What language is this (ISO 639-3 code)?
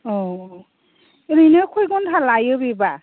brx